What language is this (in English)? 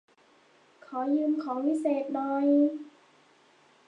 Thai